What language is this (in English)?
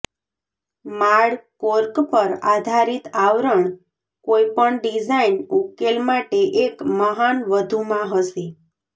Gujarati